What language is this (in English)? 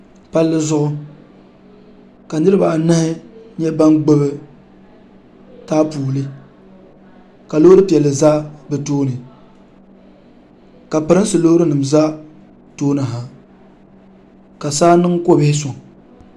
Dagbani